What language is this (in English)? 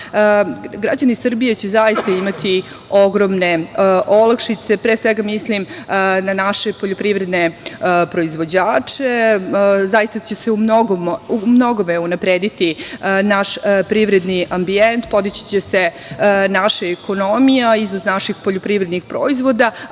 Serbian